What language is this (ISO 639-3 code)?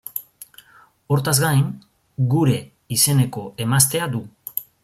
eus